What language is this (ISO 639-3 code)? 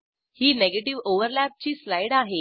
mar